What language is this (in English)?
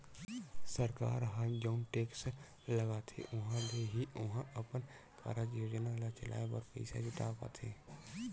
Chhattisgarhi